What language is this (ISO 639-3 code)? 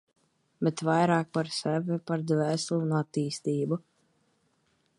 lav